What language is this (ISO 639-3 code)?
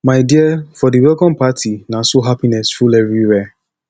pcm